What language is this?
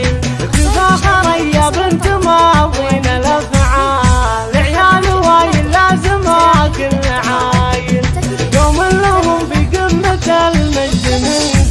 Arabic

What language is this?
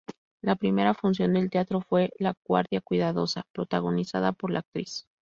Spanish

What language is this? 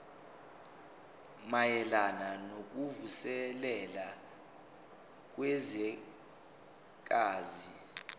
Zulu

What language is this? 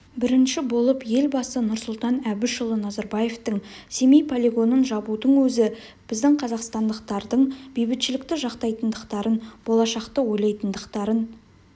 Kazakh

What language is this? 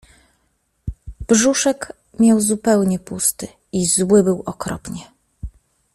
Polish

